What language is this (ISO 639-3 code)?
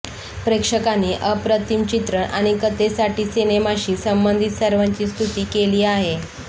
mar